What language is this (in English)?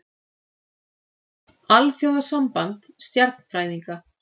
Icelandic